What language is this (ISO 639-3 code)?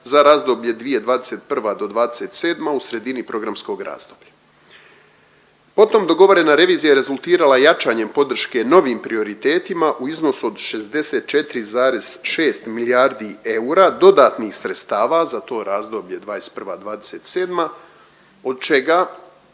hrv